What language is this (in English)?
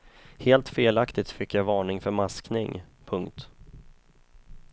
Swedish